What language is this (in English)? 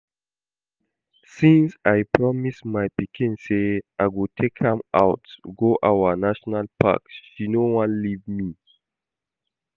Nigerian Pidgin